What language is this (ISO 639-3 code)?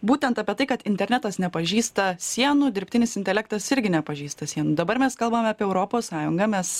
lit